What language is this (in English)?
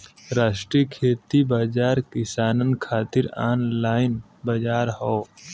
Bhojpuri